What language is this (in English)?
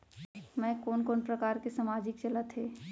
Chhattisgarhi